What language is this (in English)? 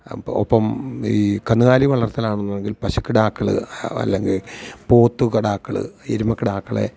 Malayalam